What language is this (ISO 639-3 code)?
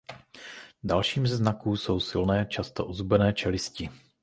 ces